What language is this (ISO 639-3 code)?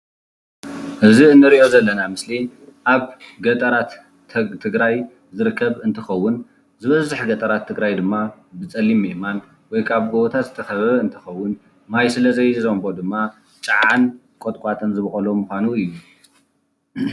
tir